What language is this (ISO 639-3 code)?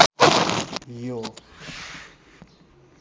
nep